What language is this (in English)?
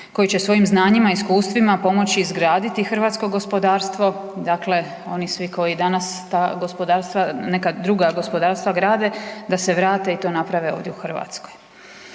Croatian